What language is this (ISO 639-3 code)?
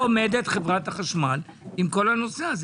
heb